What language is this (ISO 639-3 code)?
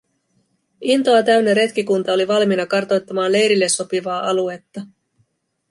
fin